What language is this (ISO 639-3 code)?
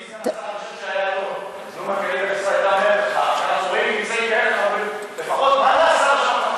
heb